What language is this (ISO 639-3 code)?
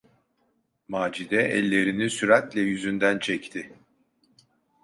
tur